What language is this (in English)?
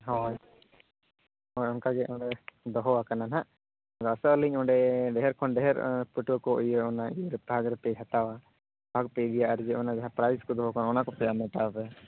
Santali